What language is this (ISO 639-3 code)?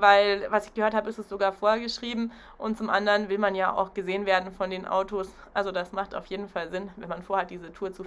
deu